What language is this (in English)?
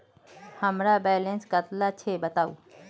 Magahi